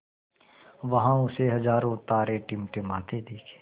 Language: Hindi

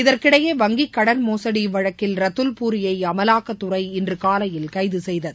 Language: Tamil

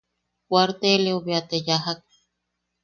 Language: Yaqui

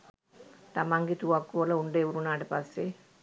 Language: Sinhala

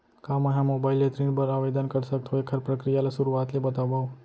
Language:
Chhattisgarhi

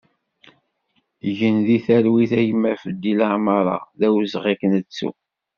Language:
Kabyle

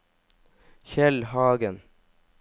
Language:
Norwegian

